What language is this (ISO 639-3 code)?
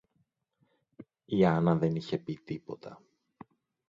ell